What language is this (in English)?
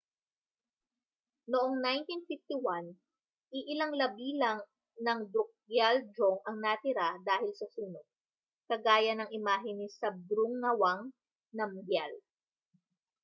Filipino